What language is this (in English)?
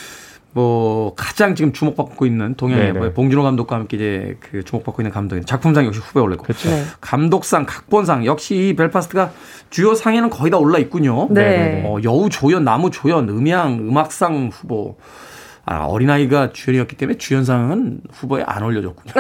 Korean